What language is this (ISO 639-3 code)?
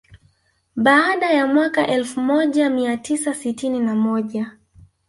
swa